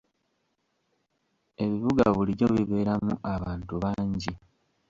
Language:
Ganda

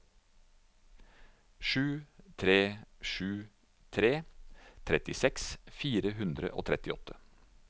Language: Norwegian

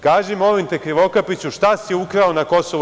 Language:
Serbian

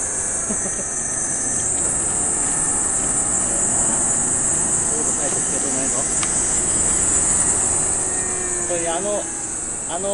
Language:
Japanese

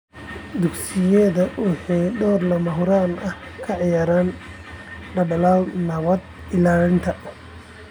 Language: Somali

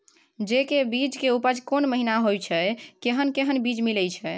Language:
Maithili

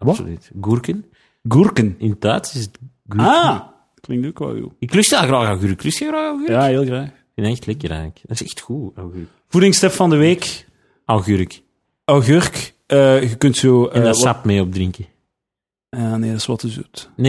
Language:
Dutch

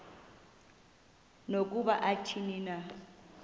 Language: Xhosa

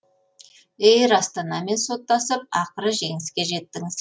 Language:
Kazakh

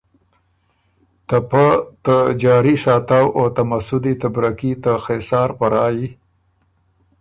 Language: Ormuri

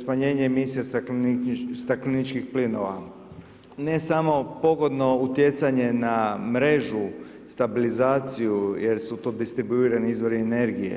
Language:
Croatian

